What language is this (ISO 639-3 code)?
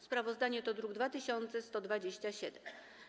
pol